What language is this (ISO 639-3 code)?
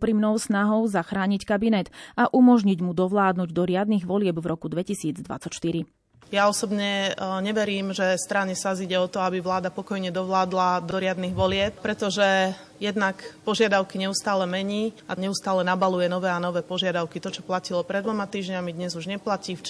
slk